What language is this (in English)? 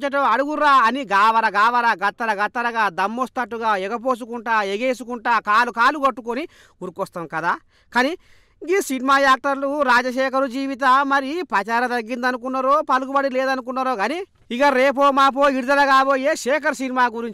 Indonesian